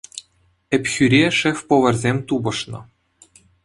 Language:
Chuvash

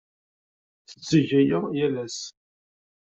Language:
Kabyle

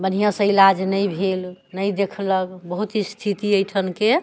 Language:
Maithili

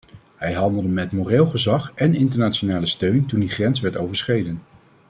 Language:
Dutch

